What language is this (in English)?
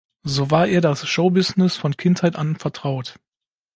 German